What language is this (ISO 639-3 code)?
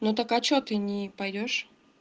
rus